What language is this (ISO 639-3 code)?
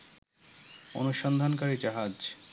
ben